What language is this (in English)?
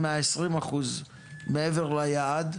Hebrew